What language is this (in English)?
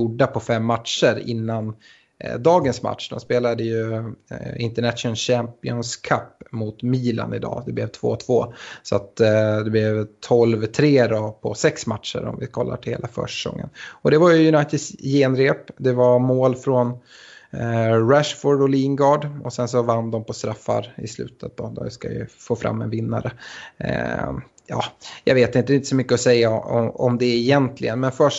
Swedish